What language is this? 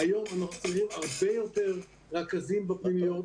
Hebrew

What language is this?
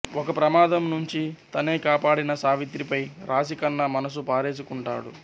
Telugu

